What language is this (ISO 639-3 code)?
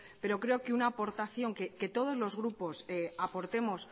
spa